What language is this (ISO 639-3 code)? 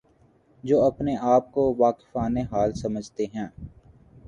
urd